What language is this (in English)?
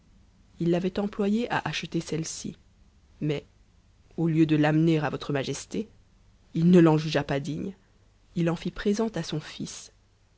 French